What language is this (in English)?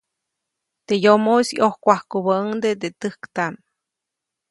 Copainalá Zoque